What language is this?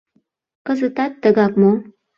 Mari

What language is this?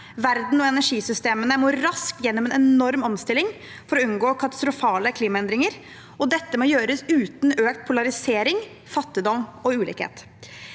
Norwegian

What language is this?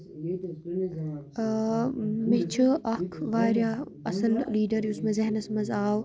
Kashmiri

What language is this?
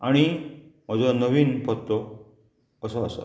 Konkani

